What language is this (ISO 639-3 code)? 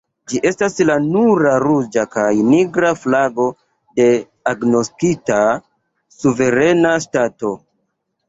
epo